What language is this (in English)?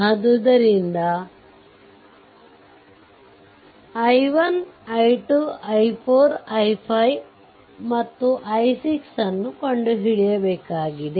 Kannada